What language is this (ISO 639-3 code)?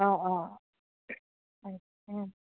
asm